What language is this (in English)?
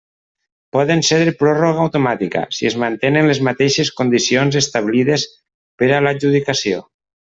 Catalan